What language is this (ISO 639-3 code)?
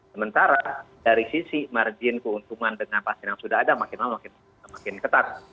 ind